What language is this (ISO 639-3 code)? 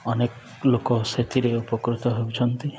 ori